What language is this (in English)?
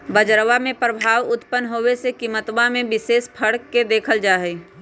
Magahi